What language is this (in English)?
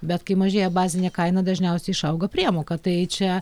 Lithuanian